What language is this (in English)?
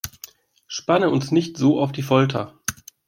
German